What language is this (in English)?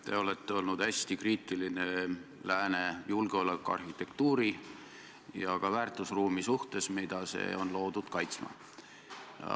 Estonian